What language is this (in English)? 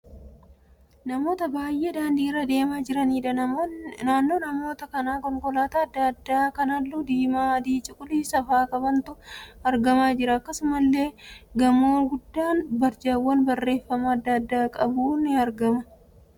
Oromo